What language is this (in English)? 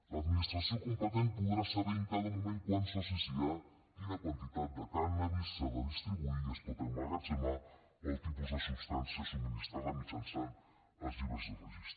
Catalan